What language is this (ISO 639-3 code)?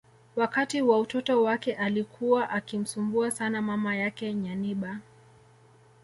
swa